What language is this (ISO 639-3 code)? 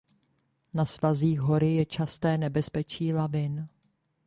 ces